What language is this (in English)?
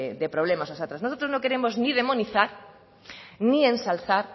Spanish